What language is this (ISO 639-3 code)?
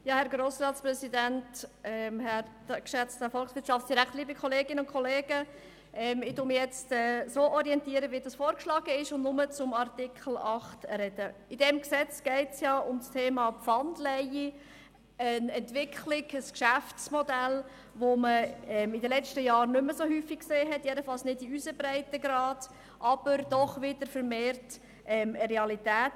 gsw